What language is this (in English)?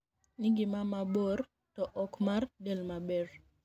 Luo (Kenya and Tanzania)